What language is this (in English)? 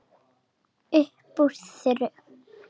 Icelandic